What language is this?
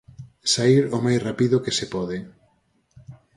Galician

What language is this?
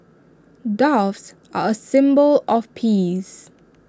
English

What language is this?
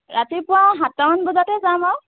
Assamese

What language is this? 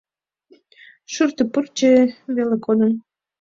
Mari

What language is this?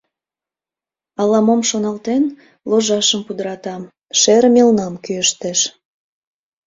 Mari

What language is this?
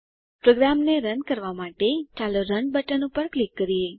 Gujarati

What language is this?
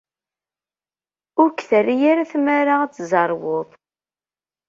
Kabyle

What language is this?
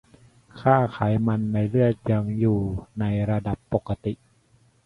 Thai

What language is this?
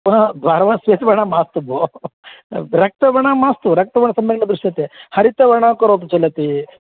Sanskrit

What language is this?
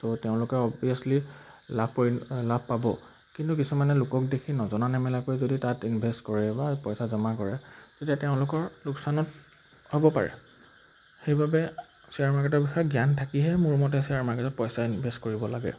Assamese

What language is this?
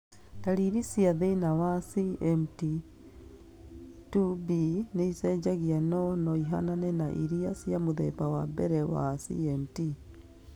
Kikuyu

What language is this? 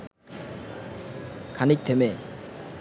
Bangla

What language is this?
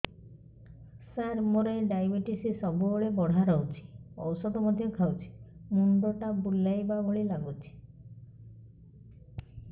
Odia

